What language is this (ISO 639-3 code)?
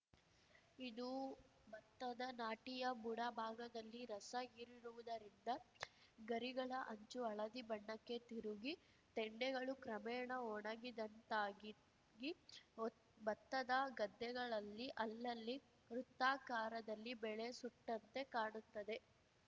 kan